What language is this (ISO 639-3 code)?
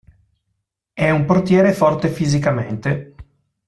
ita